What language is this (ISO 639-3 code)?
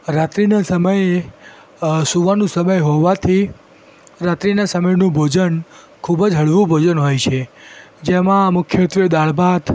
guj